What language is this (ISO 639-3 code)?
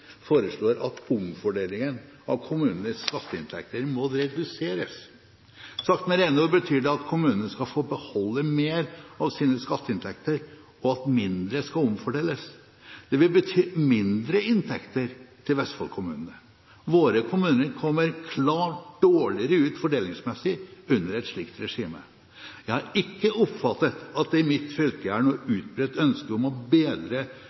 nob